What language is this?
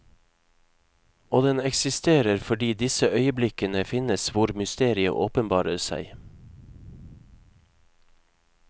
Norwegian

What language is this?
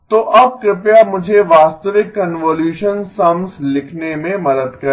Hindi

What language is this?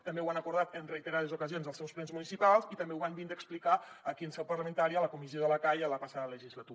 Catalan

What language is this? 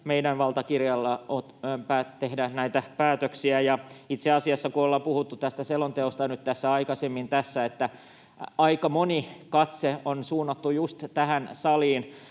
Finnish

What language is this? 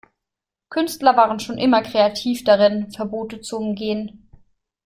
German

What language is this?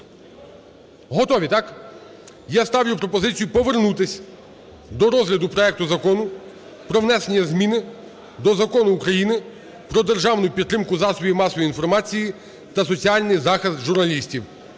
Ukrainian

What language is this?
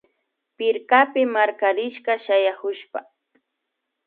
Imbabura Highland Quichua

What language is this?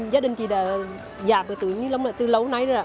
Vietnamese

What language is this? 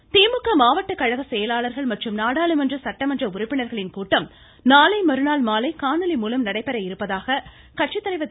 Tamil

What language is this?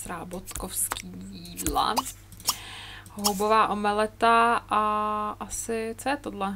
Czech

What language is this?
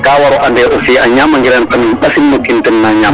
Serer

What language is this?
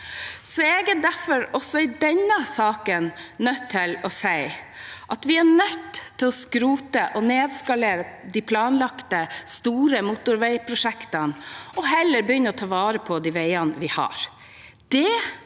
Norwegian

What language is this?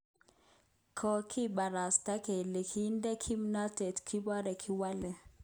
Kalenjin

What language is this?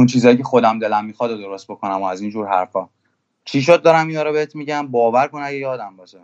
Persian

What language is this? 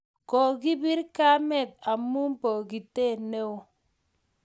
Kalenjin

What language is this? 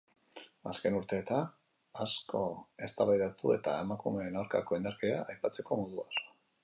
Basque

